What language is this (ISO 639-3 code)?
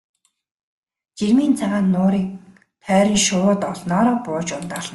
mon